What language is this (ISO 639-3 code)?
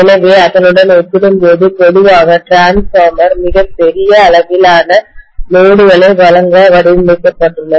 tam